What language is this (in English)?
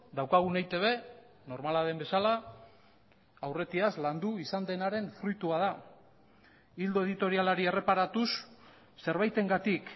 Basque